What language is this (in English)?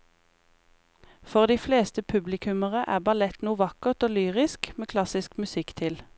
Norwegian